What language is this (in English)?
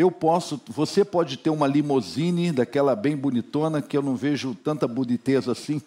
Portuguese